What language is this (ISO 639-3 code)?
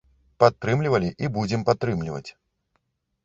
bel